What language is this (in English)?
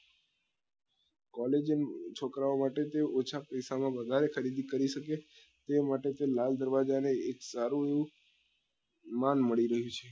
Gujarati